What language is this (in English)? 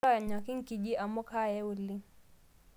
Masai